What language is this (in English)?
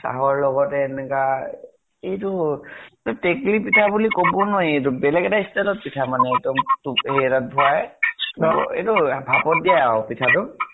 Assamese